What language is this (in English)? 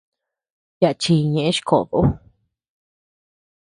Tepeuxila Cuicatec